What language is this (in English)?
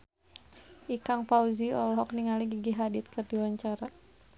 Sundanese